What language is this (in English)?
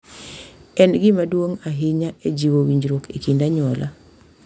Luo (Kenya and Tanzania)